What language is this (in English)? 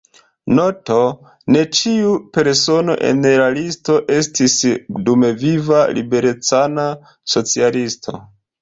Esperanto